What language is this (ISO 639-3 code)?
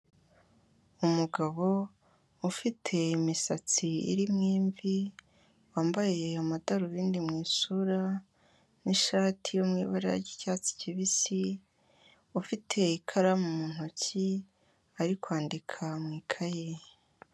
kin